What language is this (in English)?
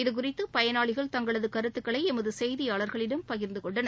Tamil